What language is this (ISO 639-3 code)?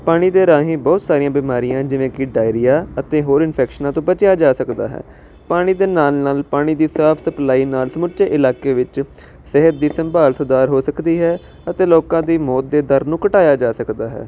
pan